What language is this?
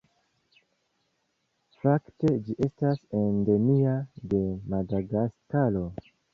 Esperanto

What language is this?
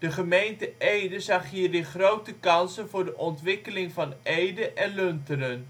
Dutch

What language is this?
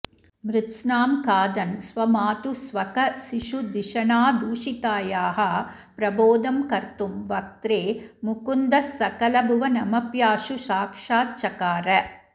Sanskrit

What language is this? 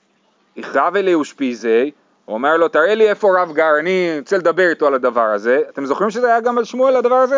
Hebrew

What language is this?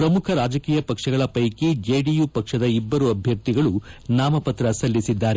Kannada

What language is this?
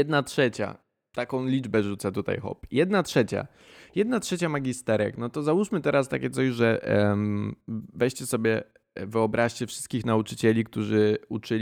Polish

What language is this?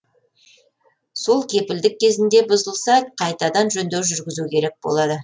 Kazakh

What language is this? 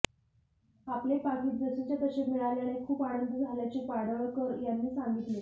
Marathi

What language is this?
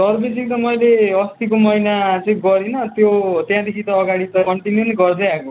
Nepali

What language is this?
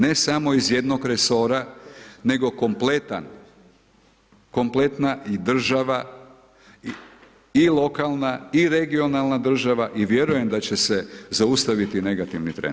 Croatian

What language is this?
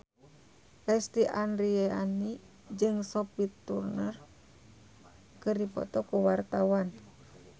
Sundanese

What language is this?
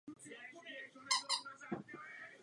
Czech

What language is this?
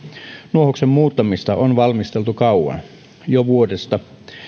Finnish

